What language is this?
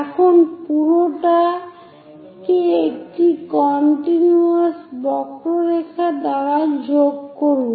Bangla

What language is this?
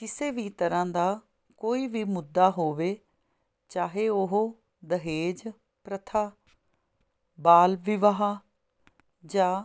Punjabi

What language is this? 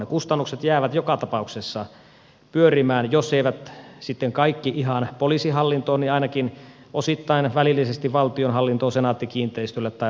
Finnish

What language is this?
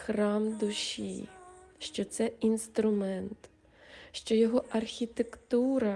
Ukrainian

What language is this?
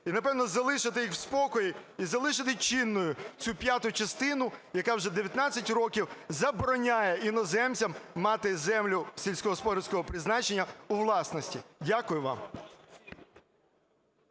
Ukrainian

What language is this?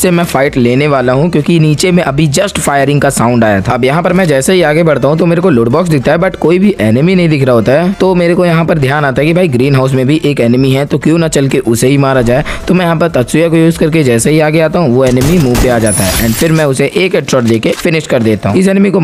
Hindi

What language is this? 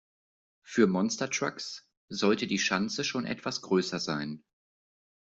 German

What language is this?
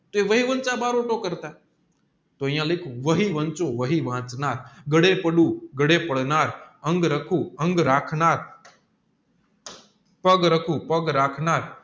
Gujarati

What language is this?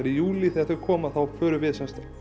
Icelandic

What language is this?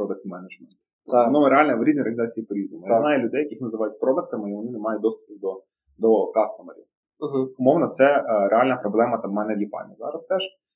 Ukrainian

